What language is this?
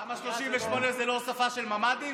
Hebrew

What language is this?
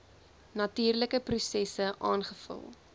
Afrikaans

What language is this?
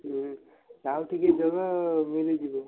Odia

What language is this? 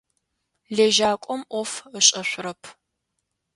Adyghe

